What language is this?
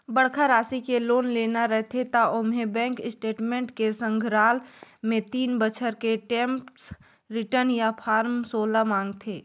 Chhattisgarhi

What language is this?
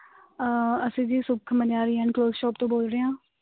Punjabi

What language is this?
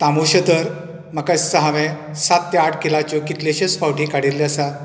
Konkani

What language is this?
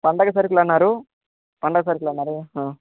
Telugu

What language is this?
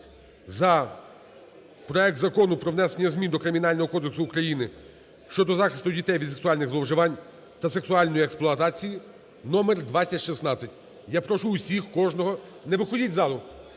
Ukrainian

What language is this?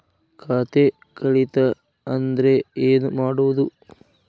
Kannada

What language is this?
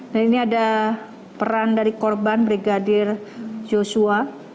Indonesian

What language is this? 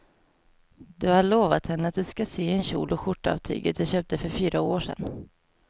Swedish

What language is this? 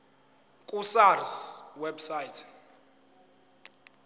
Zulu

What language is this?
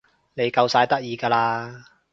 Cantonese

